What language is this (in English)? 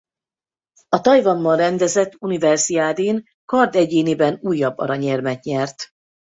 Hungarian